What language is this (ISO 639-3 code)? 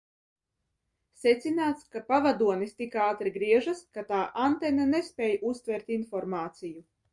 lav